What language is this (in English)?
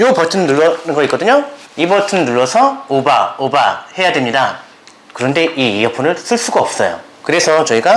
Korean